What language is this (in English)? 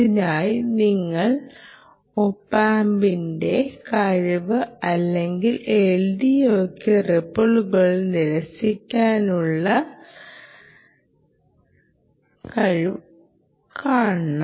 Malayalam